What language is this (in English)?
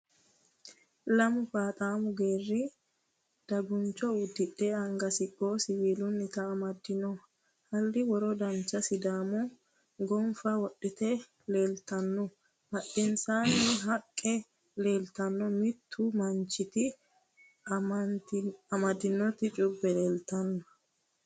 Sidamo